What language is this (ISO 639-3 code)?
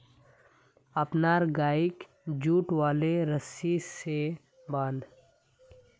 mag